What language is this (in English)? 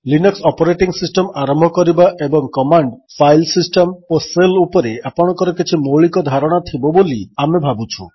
Odia